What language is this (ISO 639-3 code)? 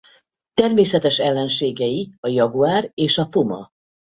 hun